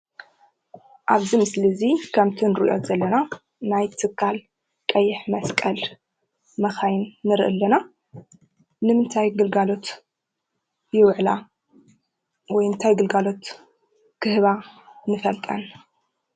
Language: Tigrinya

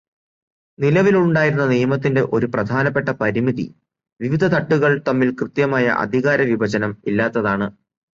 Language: Malayalam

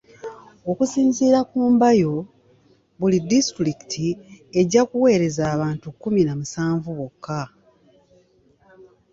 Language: Ganda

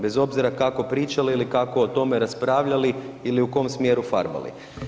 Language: Croatian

